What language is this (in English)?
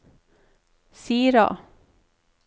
Norwegian